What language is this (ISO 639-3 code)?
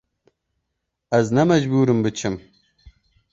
kur